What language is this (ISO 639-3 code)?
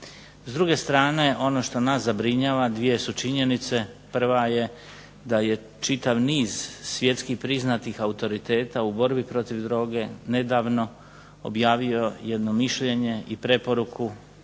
hrv